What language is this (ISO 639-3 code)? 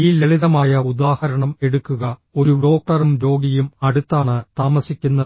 mal